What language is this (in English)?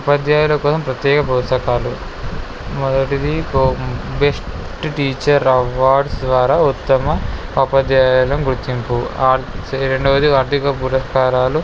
Telugu